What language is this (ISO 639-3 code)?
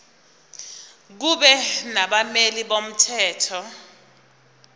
zul